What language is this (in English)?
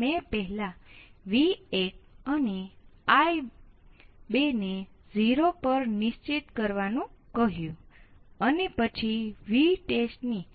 Gujarati